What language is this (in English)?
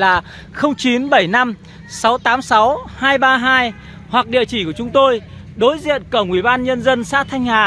Vietnamese